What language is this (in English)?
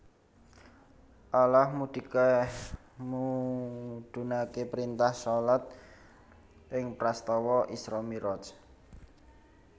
Javanese